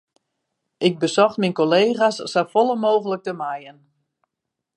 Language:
Western Frisian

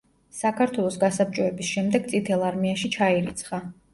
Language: Georgian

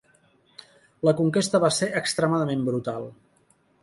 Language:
Catalan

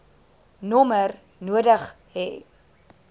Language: Afrikaans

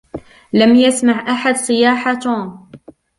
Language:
Arabic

